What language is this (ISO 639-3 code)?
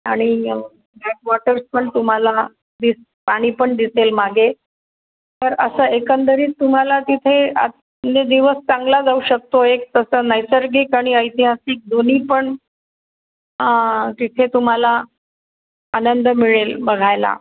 mar